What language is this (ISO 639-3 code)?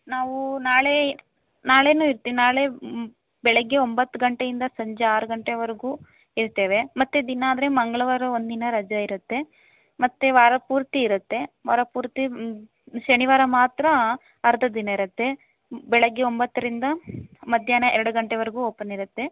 kan